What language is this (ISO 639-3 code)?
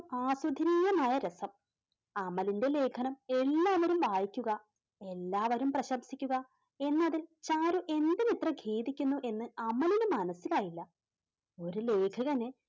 mal